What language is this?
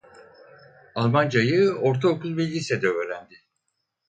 Turkish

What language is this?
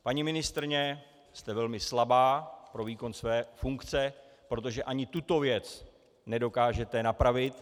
Czech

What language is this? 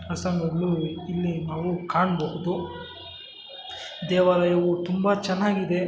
Kannada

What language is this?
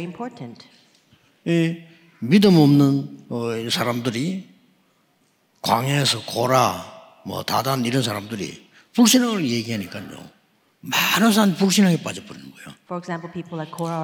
Korean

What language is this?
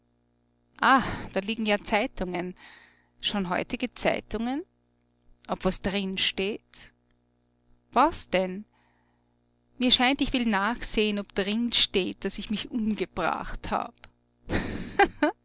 German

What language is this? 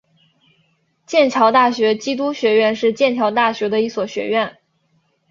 Chinese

